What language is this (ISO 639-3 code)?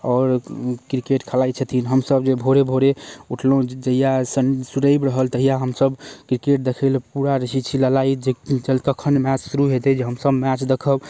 mai